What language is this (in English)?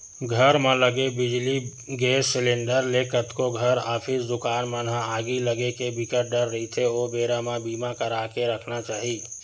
Chhattisgarhi